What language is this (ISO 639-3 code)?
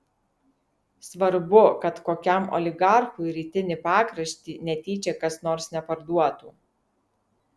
lit